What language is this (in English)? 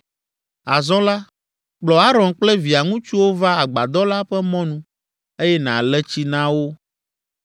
Ewe